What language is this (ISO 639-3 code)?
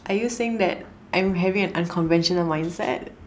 eng